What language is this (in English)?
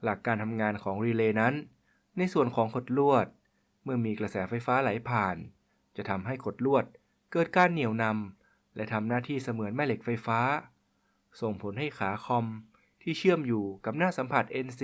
Thai